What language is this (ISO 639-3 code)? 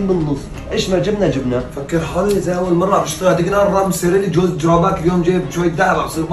ara